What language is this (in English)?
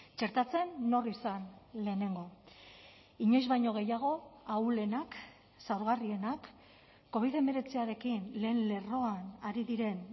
Basque